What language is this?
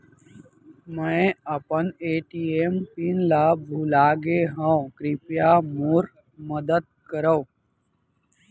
Chhattisgarhi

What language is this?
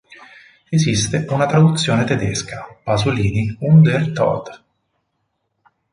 Italian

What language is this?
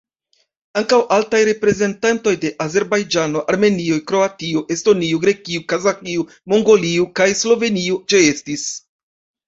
Esperanto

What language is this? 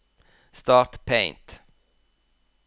Norwegian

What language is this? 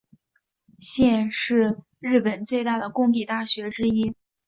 Chinese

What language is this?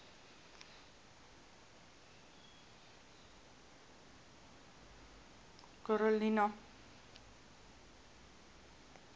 Afrikaans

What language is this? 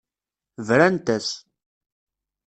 Kabyle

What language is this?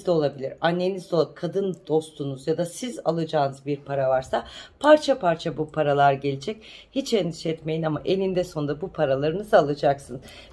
Turkish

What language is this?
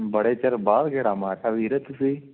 Punjabi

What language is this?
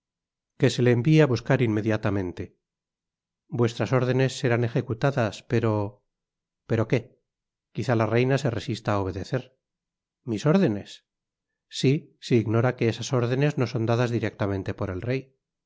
Spanish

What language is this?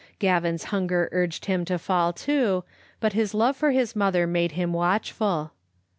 English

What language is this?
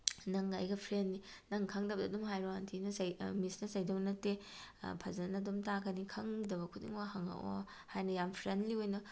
Manipuri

